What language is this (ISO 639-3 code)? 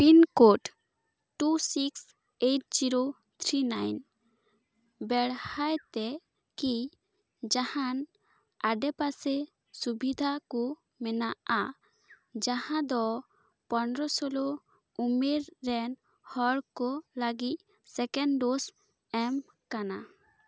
sat